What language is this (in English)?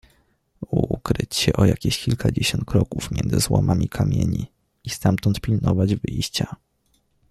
Polish